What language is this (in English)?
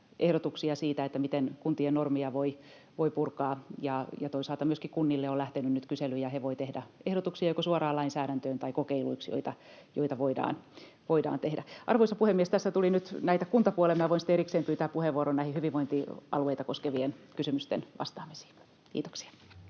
Finnish